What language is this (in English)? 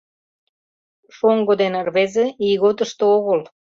Mari